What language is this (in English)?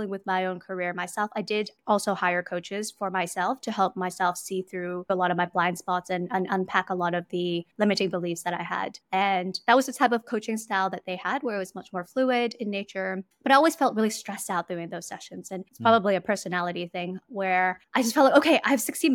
English